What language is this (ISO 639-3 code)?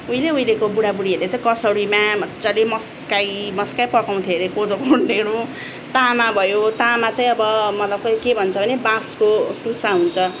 nep